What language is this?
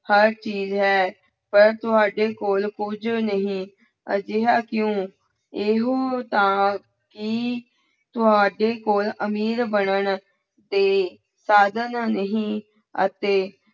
Punjabi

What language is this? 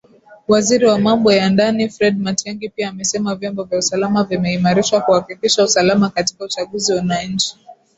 Swahili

